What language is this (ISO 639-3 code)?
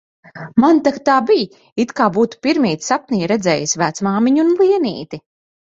lav